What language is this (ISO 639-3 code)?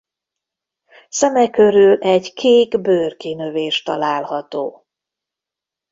hun